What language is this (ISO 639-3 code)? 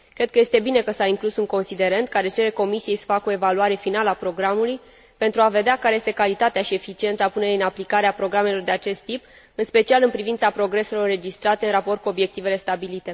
ron